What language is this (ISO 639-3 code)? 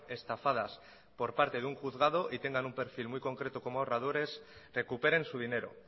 spa